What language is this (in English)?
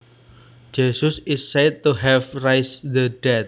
Javanese